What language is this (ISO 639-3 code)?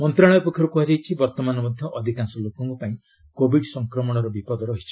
ori